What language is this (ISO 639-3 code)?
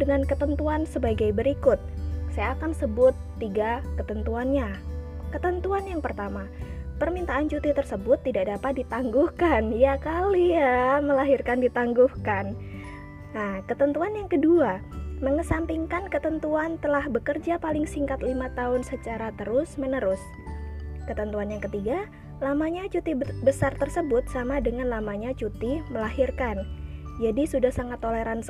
ind